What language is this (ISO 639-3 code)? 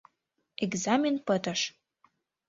chm